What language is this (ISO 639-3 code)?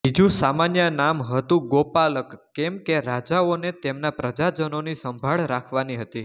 guj